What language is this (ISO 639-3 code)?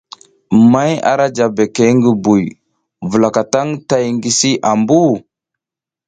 giz